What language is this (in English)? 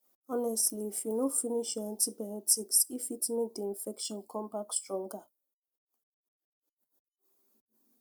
Nigerian Pidgin